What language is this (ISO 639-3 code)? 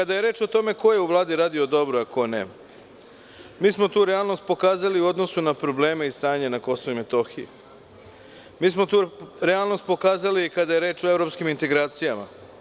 srp